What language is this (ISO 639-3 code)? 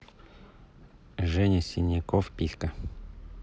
rus